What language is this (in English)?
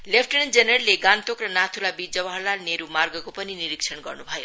Nepali